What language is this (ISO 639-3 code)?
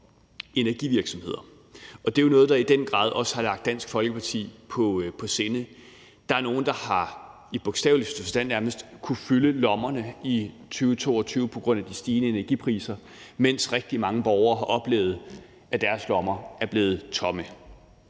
dan